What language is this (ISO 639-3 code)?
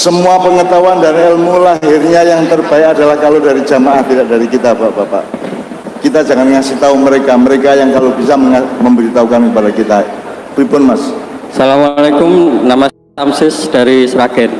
ind